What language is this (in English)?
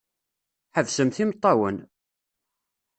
Kabyle